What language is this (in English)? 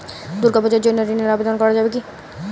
Bangla